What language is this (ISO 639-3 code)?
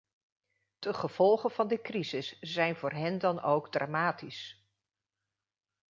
nld